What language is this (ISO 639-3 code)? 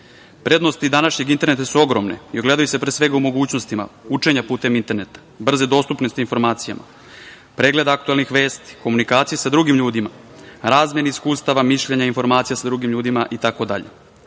srp